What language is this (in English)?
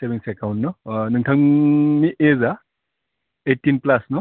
Bodo